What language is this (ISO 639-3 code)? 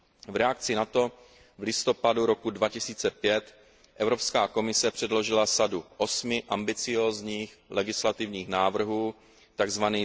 ces